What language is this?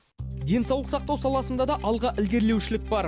Kazakh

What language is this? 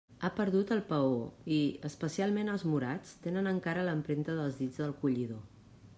Catalan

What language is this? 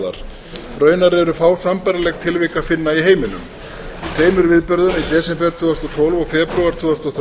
Icelandic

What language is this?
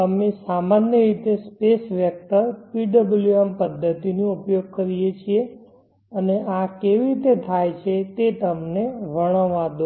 Gujarati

